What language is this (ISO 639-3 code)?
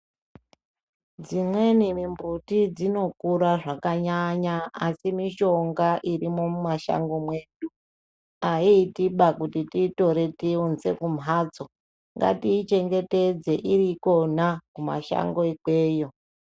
ndc